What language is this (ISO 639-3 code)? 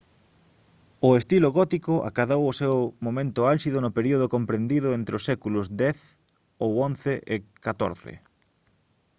glg